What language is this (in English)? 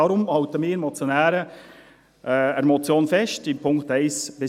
Swiss German